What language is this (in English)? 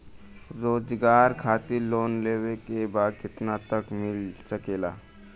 Bhojpuri